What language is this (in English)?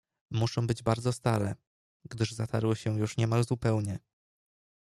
Polish